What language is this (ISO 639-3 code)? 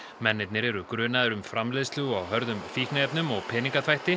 isl